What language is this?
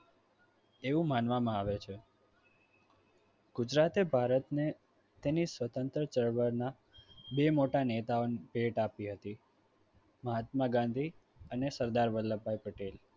Gujarati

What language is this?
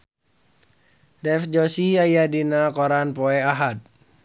Sundanese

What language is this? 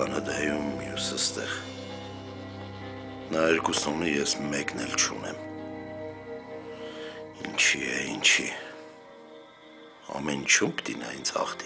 Romanian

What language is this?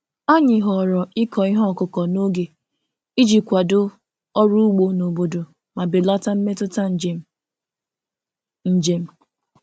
Igbo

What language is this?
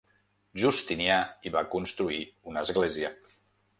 Catalan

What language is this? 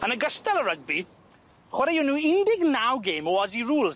Welsh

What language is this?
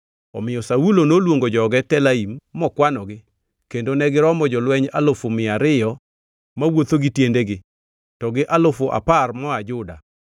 Luo (Kenya and Tanzania)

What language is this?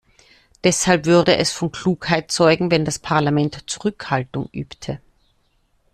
German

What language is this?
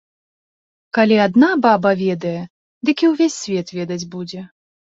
Belarusian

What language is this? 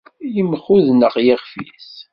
Kabyle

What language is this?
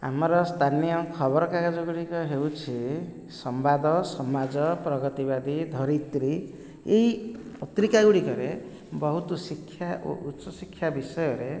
Odia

